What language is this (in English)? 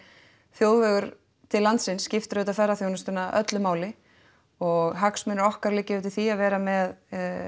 Icelandic